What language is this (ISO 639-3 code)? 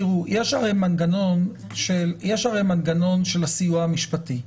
heb